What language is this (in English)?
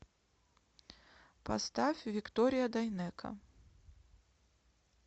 Russian